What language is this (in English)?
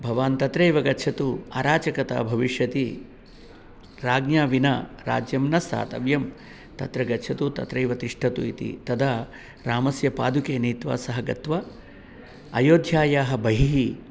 Sanskrit